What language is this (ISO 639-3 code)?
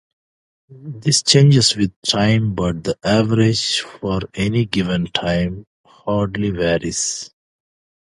eng